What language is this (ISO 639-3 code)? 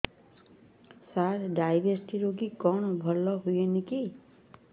ori